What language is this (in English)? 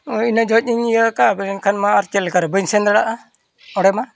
Santali